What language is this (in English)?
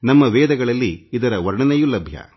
Kannada